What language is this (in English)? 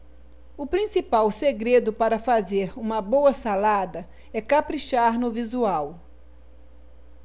Portuguese